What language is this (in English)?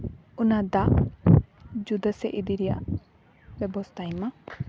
Santali